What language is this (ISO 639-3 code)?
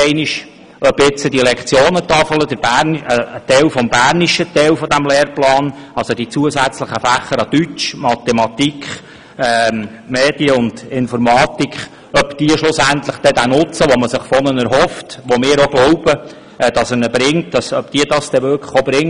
gsw